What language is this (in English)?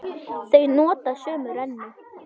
Icelandic